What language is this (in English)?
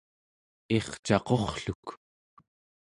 Central Yupik